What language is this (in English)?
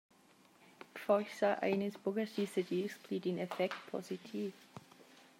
Romansh